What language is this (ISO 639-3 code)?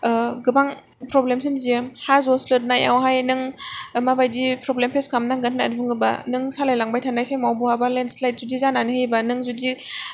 brx